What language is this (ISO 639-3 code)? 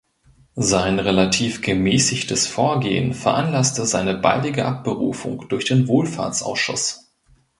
deu